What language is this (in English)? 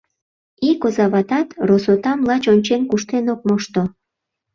Mari